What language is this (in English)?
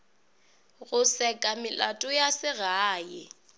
Northern Sotho